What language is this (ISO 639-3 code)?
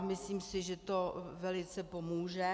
ces